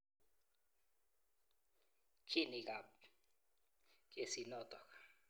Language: Kalenjin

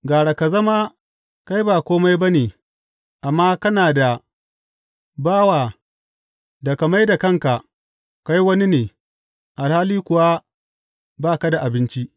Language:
Hausa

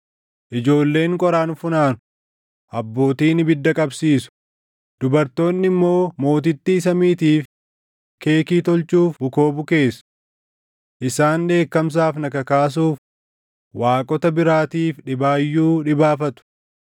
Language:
Oromo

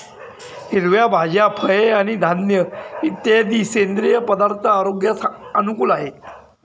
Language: Marathi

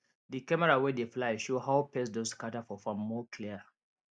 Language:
Nigerian Pidgin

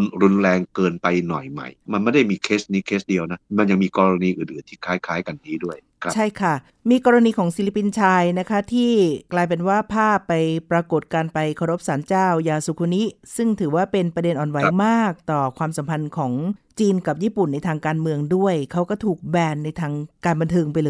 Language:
Thai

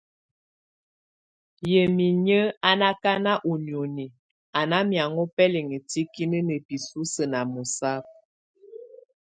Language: Tunen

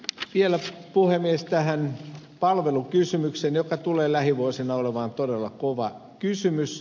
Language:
Finnish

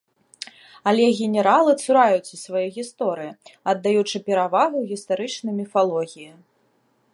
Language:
Belarusian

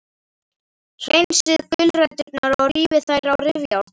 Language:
Icelandic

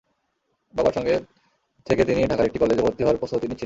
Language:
Bangla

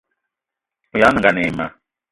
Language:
Eton (Cameroon)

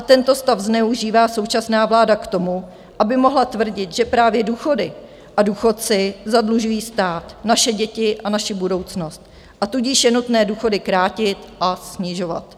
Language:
Czech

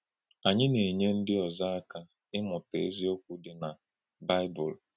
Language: Igbo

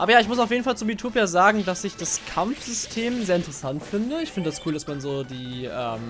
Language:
German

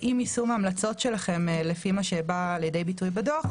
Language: Hebrew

